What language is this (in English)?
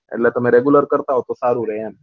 Gujarati